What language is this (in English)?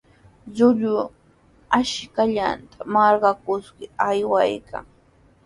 Sihuas Ancash Quechua